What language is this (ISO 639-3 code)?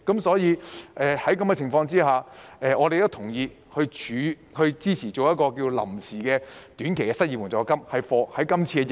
yue